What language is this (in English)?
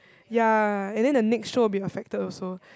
English